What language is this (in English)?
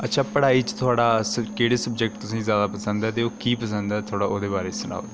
Dogri